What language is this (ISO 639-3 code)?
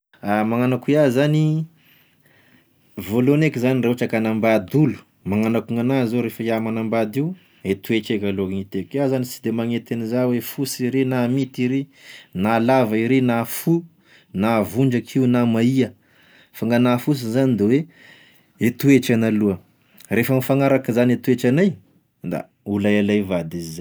tkg